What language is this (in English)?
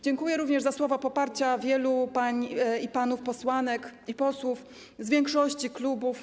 Polish